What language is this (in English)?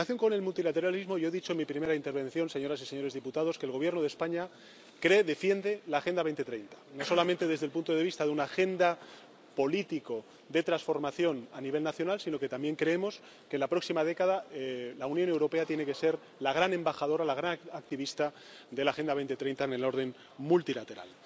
Spanish